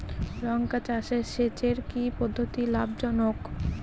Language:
Bangla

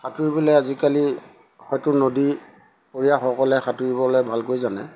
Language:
Assamese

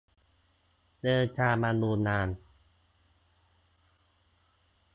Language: Thai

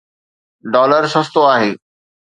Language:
Sindhi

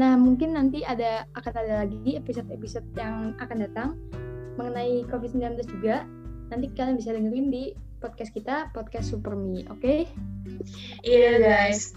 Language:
Indonesian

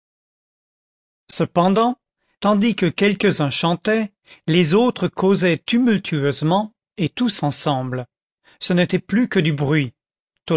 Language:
French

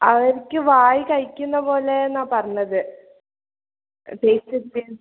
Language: Malayalam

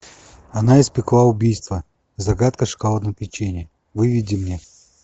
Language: Russian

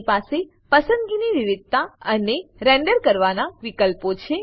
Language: Gujarati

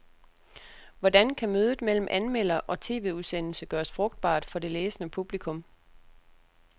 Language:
Danish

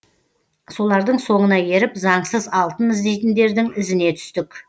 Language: Kazakh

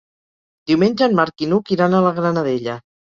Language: Catalan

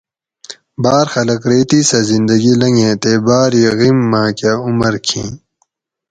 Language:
Gawri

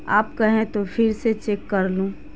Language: Urdu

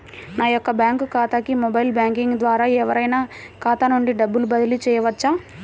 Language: Telugu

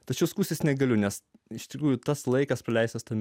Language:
Lithuanian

